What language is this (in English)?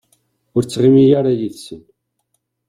Kabyle